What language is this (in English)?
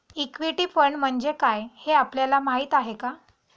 Marathi